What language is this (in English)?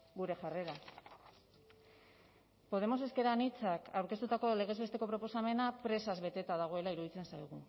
Basque